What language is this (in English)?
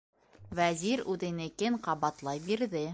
Bashkir